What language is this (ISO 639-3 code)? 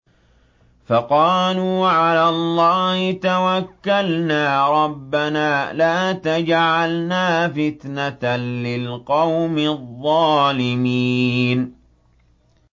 ara